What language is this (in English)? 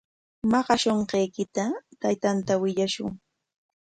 Corongo Ancash Quechua